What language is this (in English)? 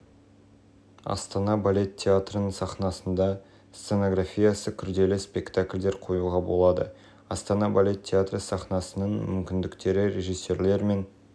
Kazakh